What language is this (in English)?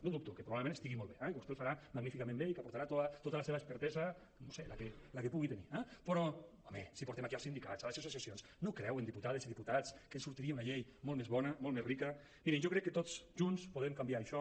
Catalan